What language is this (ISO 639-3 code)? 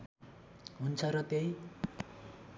nep